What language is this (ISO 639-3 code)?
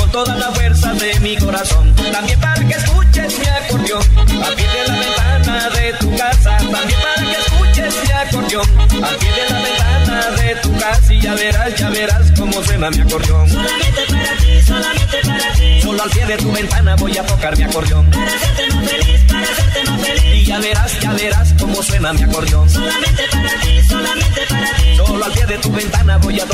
spa